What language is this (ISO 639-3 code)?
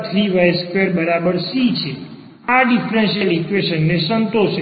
guj